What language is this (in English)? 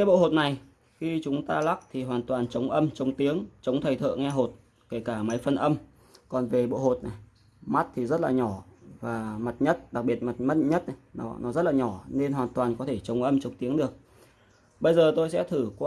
Vietnamese